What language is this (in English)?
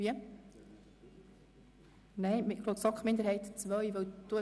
Swiss German